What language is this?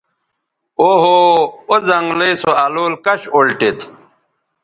Bateri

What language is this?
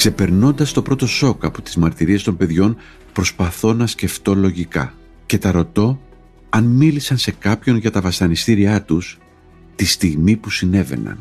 Greek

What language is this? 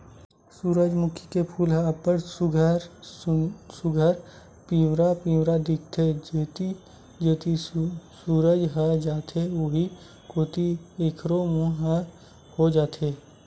Chhattisgarhi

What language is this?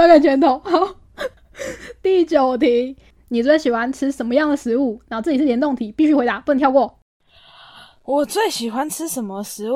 Chinese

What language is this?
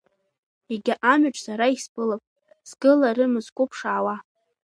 Abkhazian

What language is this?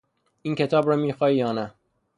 Persian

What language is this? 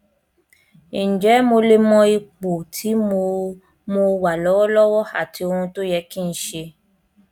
Yoruba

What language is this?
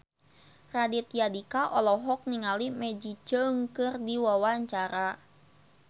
Sundanese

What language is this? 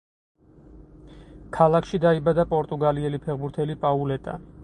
Georgian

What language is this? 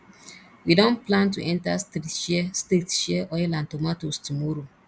Nigerian Pidgin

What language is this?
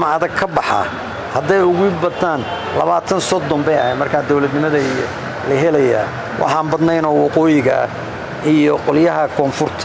Arabic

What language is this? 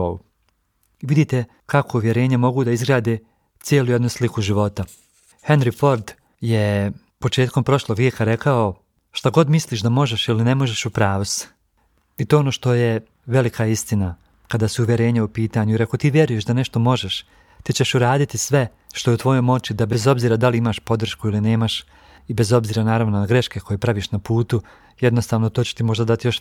Croatian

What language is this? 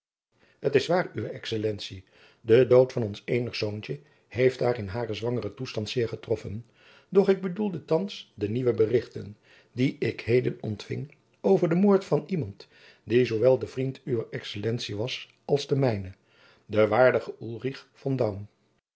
Dutch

